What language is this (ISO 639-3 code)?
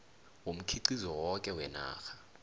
nbl